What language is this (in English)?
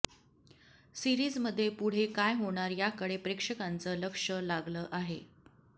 Marathi